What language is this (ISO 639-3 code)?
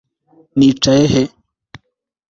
kin